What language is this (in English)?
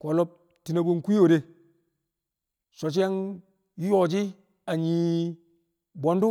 Kamo